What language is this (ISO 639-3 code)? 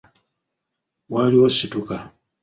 lug